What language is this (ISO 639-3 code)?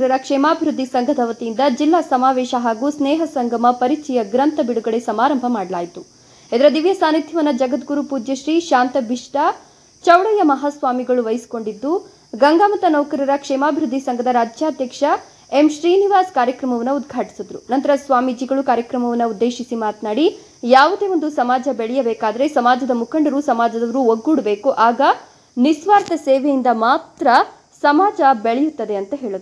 kan